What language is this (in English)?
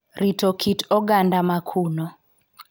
Luo (Kenya and Tanzania)